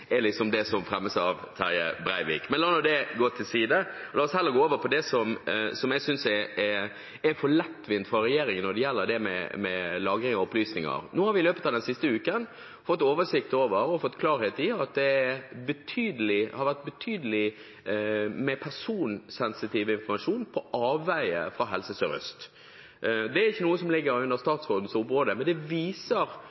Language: Norwegian Bokmål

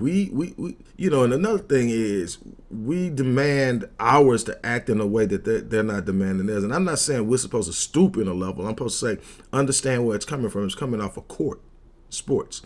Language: English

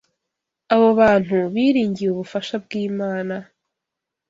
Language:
Kinyarwanda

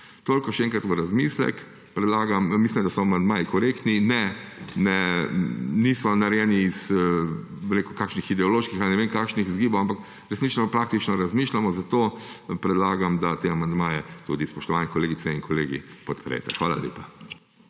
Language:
Slovenian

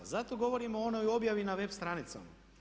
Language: Croatian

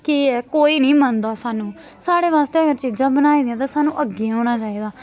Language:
Dogri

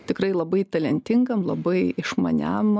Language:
Lithuanian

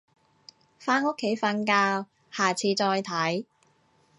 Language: Cantonese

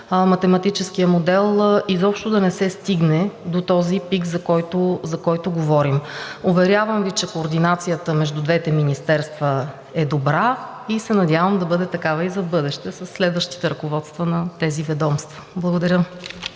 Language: Bulgarian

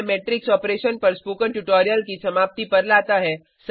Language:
Hindi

